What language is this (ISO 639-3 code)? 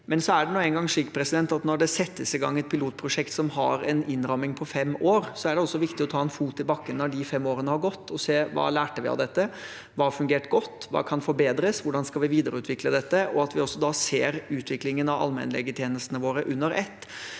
nor